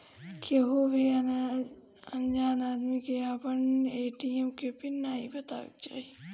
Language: Bhojpuri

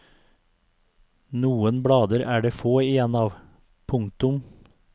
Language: Norwegian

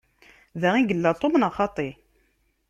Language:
Kabyle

